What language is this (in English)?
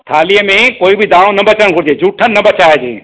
Sindhi